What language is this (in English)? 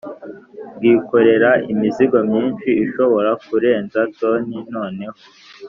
Kinyarwanda